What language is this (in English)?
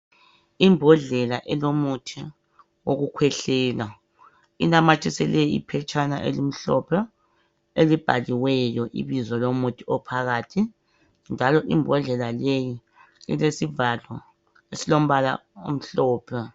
North Ndebele